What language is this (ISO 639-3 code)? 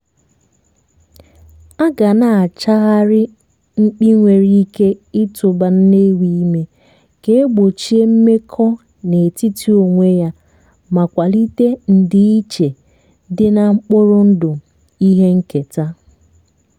ibo